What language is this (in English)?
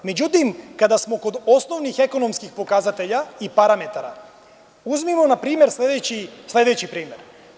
Serbian